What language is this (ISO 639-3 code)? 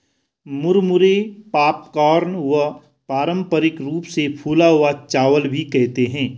hin